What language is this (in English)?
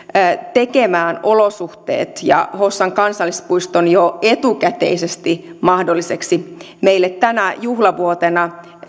Finnish